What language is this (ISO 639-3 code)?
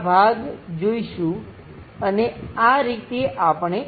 guj